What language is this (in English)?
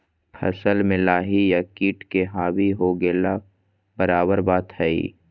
Magahi